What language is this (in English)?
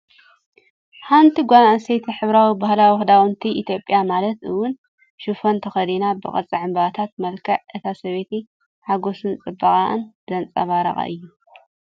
Tigrinya